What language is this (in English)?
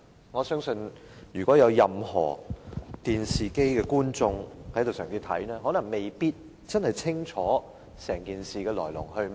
Cantonese